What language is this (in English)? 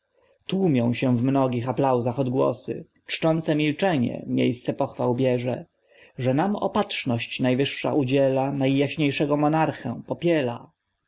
Polish